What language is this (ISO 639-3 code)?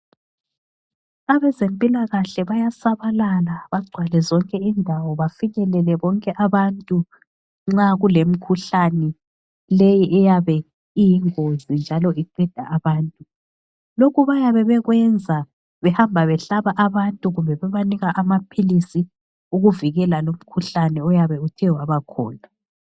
nde